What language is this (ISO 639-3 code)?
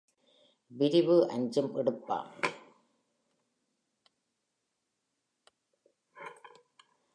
tam